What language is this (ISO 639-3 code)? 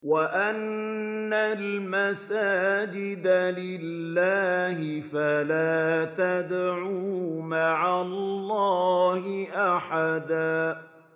ara